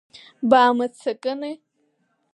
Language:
Abkhazian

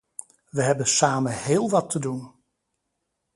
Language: Dutch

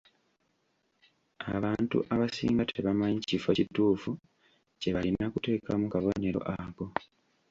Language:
Ganda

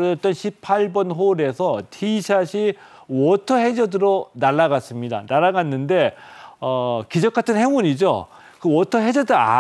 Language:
Korean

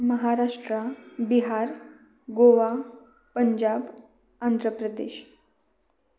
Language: Marathi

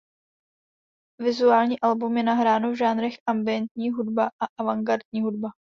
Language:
Czech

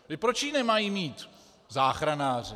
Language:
Czech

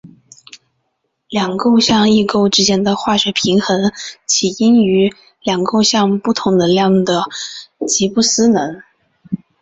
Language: Chinese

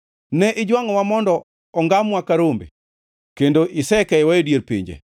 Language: Luo (Kenya and Tanzania)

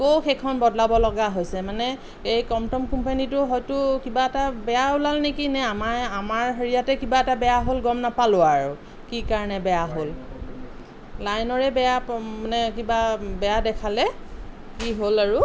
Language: Assamese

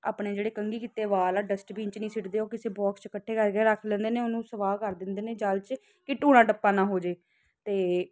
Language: Punjabi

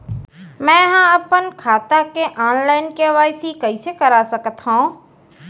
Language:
Chhattisgarhi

